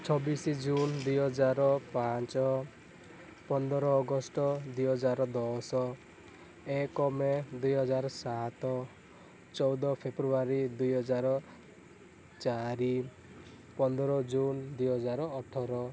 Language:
Odia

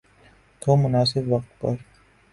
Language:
Urdu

